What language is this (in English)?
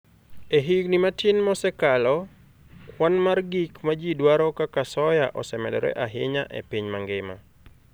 Luo (Kenya and Tanzania)